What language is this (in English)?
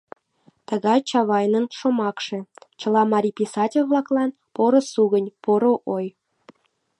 Mari